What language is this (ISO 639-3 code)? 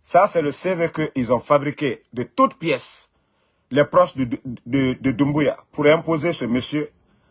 fra